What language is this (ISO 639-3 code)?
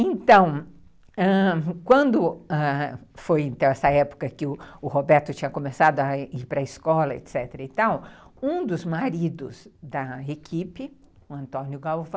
por